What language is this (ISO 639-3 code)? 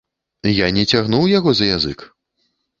bel